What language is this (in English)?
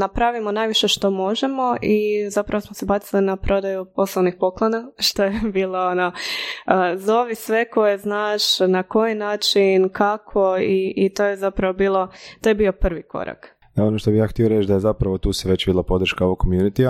Croatian